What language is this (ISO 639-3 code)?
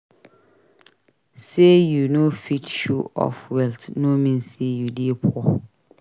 pcm